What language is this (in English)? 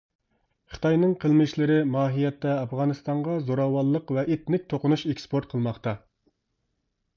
Uyghur